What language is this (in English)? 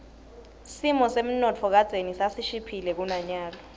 Swati